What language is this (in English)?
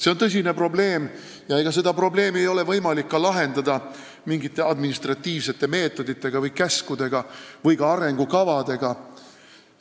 Estonian